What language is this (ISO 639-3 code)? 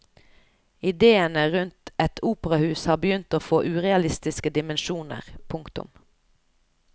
nor